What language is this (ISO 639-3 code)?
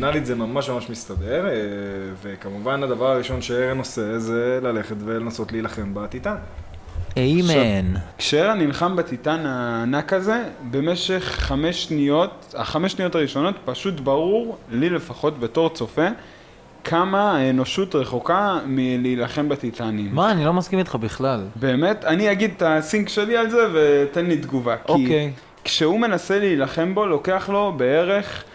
heb